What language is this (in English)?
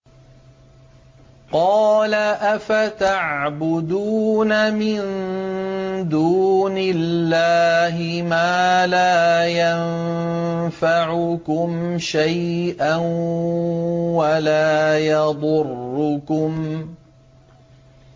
Arabic